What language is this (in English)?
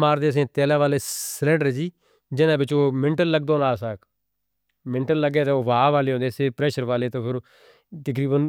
Northern Hindko